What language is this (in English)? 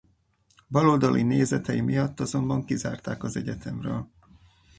Hungarian